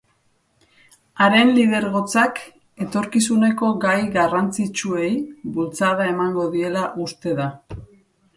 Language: Basque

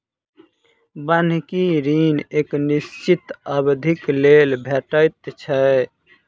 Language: Maithili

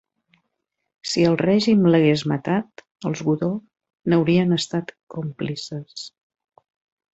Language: Catalan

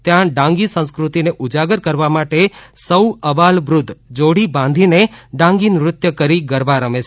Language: Gujarati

